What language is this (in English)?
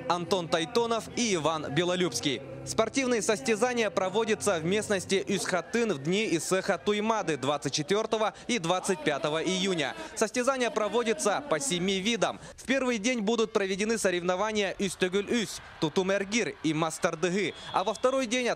Russian